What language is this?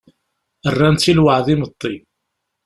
Kabyle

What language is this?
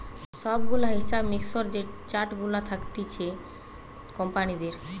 Bangla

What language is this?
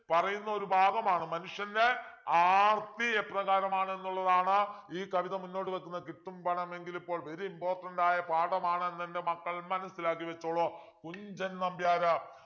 Malayalam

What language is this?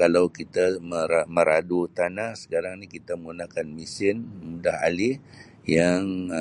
Sabah Malay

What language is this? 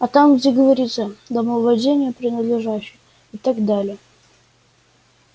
Russian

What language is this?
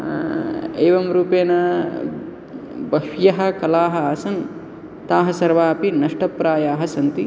Sanskrit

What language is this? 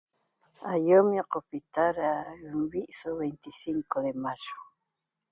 Toba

